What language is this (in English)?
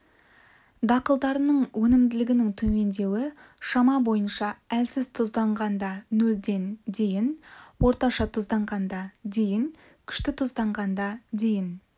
Kazakh